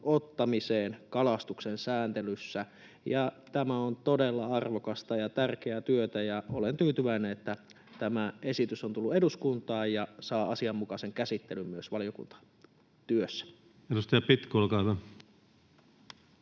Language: Finnish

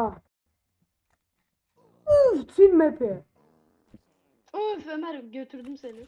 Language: Turkish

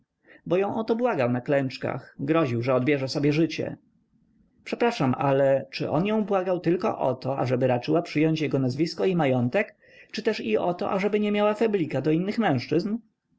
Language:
Polish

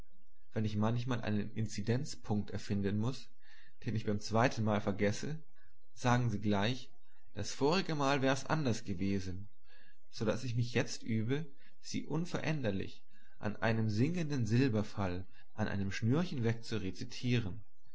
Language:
German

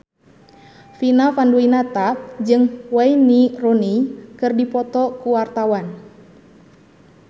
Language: Sundanese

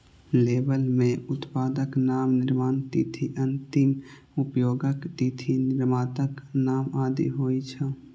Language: Maithili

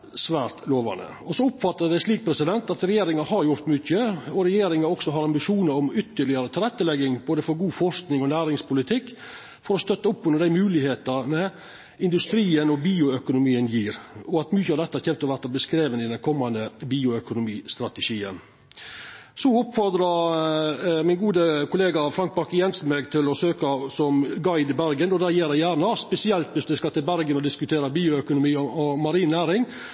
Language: Norwegian Nynorsk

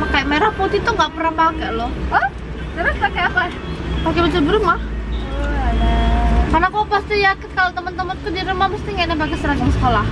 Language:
Indonesian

